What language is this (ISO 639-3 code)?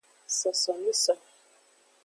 ajg